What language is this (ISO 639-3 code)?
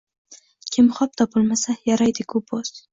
uzb